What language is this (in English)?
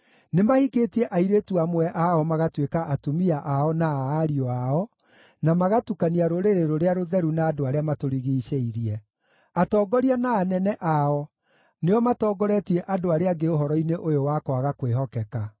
Kikuyu